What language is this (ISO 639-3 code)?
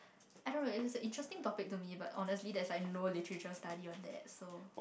eng